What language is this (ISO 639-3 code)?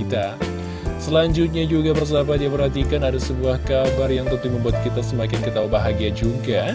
ind